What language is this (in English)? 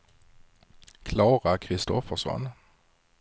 Swedish